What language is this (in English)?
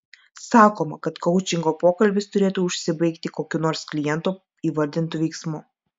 Lithuanian